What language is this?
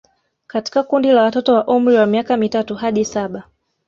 Swahili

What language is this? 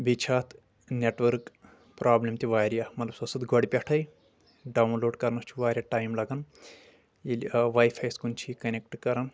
Kashmiri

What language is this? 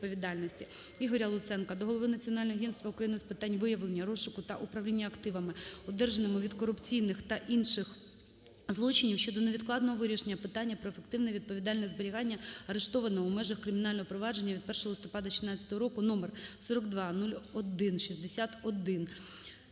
Ukrainian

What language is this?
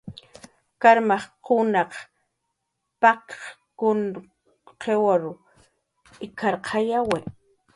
Jaqaru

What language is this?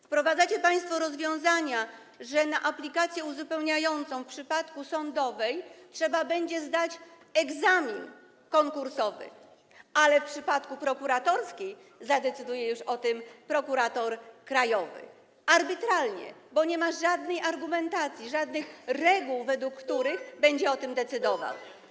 Polish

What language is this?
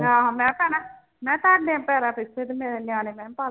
Punjabi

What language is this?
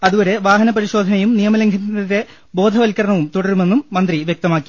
Malayalam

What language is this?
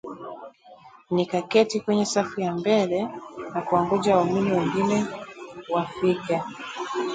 Swahili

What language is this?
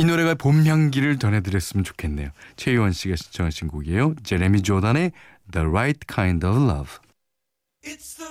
Korean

